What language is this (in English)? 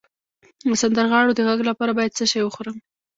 Pashto